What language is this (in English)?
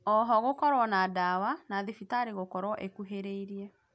Kikuyu